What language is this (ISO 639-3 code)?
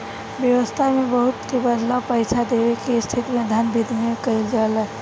bho